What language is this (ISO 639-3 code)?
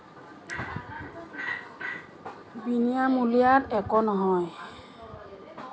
asm